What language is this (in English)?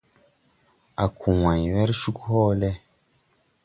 Tupuri